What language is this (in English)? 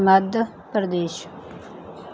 Punjabi